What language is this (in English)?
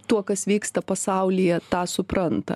Lithuanian